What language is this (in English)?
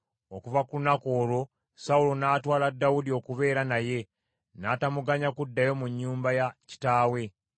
Ganda